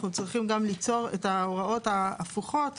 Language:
Hebrew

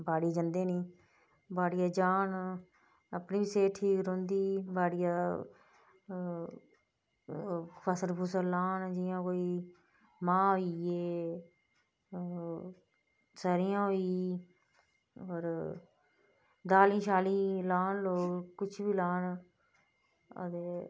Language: Dogri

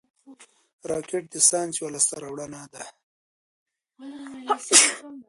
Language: Pashto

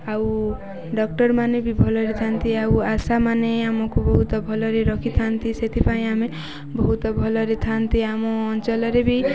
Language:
Odia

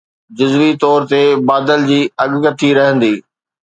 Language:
Sindhi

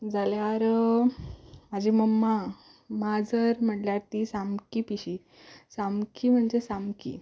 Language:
Konkani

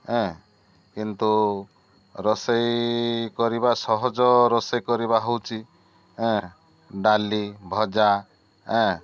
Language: Odia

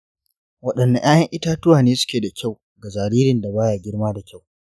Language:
Hausa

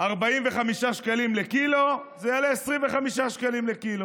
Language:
Hebrew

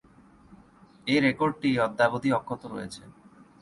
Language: Bangla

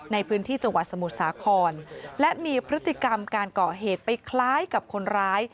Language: Thai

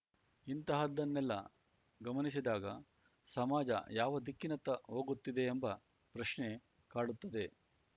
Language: Kannada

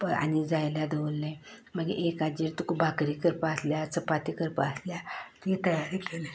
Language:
Konkani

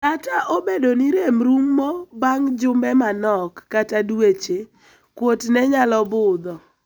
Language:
Luo (Kenya and Tanzania)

